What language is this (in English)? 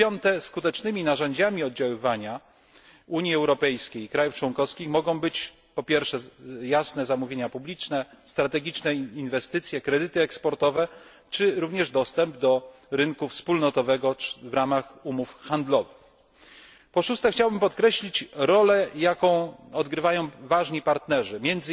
Polish